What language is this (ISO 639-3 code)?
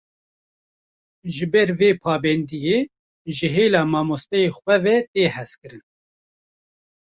kur